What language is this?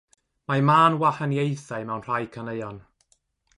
Welsh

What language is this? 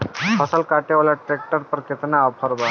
Bhojpuri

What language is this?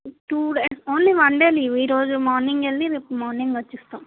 Telugu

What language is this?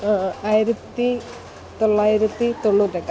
Malayalam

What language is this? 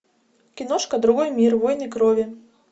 Russian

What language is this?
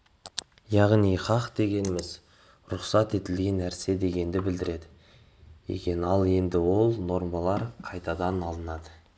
Kazakh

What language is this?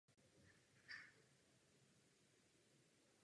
Czech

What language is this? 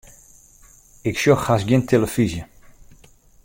Western Frisian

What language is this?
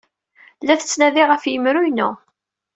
Kabyle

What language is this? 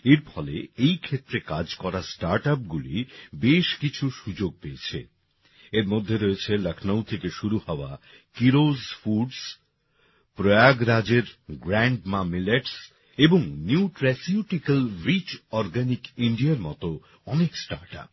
Bangla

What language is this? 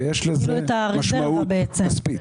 Hebrew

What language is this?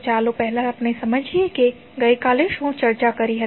Gujarati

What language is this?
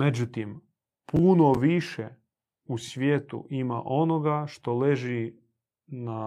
Croatian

